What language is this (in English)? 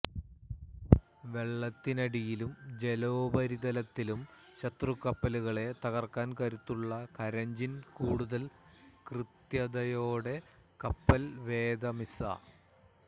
Malayalam